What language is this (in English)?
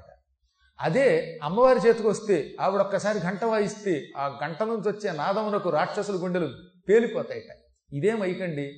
Telugu